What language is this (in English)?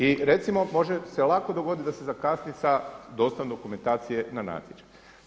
Croatian